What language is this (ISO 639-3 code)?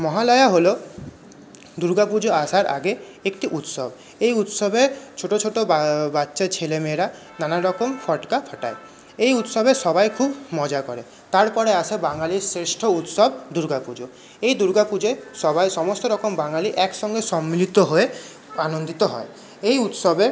ben